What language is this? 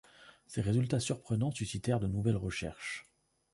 French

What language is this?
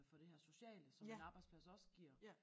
Danish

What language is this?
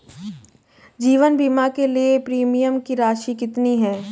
Hindi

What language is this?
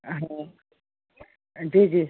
Sindhi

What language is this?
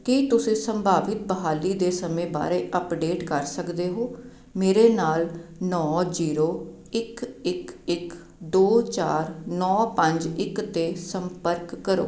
Punjabi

